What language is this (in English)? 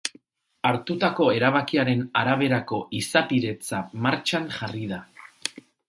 Basque